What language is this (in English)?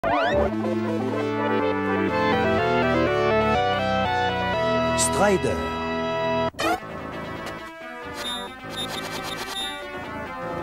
French